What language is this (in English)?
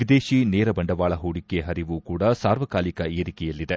Kannada